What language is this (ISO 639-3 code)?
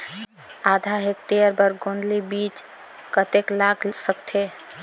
hne